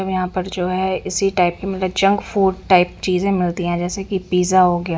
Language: Hindi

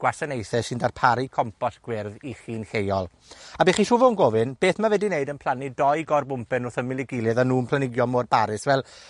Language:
Welsh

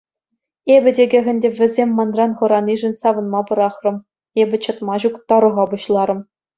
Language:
Chuvash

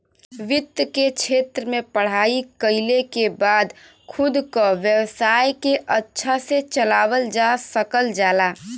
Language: Bhojpuri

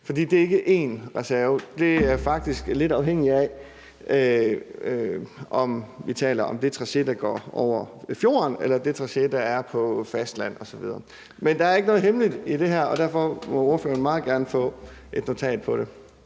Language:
Danish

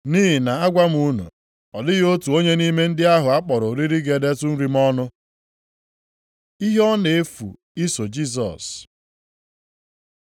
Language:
Igbo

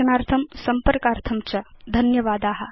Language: Sanskrit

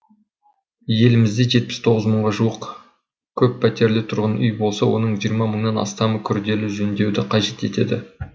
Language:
Kazakh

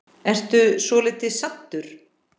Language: Icelandic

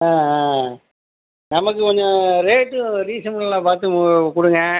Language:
Tamil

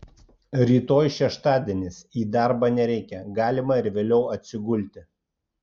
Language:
Lithuanian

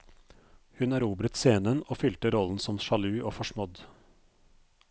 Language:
Norwegian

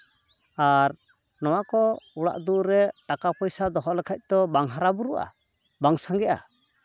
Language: Santali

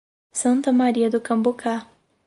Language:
Portuguese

